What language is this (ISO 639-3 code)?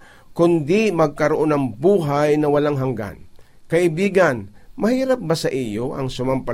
fil